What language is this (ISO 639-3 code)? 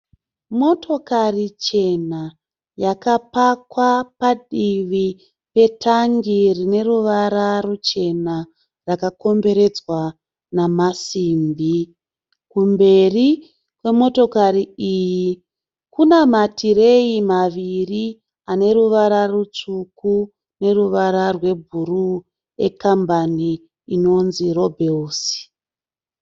sna